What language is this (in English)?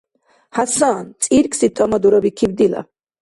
Dargwa